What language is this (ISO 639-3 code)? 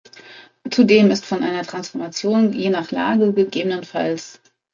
deu